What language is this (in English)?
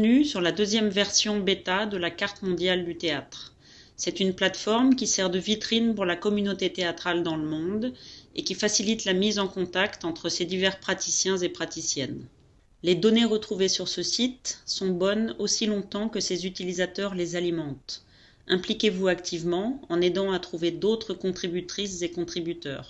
French